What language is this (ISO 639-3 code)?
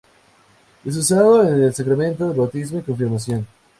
spa